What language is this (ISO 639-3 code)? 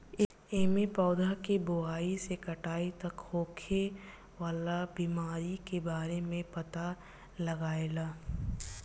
bho